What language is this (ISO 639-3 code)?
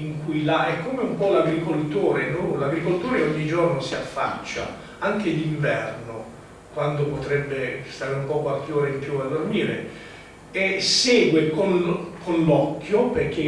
ita